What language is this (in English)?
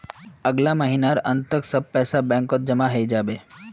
Magahi